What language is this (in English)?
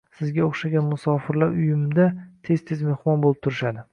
Uzbek